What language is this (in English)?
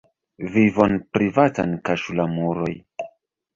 Esperanto